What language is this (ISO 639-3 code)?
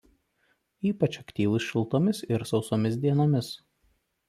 lit